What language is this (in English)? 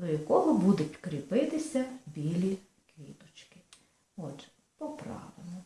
Ukrainian